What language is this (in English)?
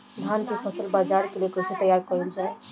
Bhojpuri